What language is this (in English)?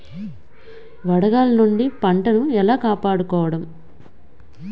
Telugu